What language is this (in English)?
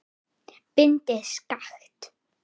Icelandic